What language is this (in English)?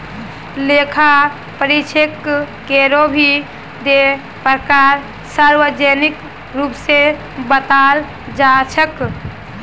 Magahi